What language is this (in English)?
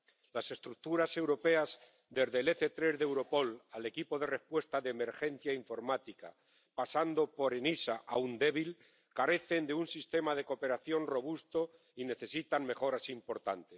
Spanish